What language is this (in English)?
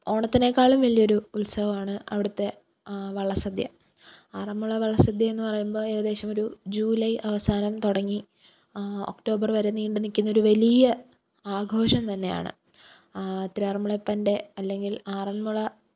Malayalam